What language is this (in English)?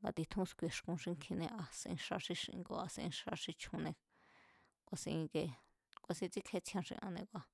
Mazatlán Mazatec